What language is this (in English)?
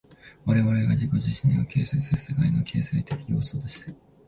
Japanese